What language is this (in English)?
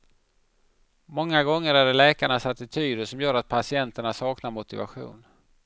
Swedish